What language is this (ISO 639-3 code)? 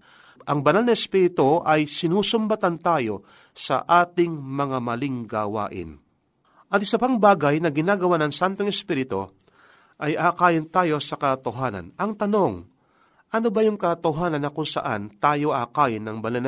fil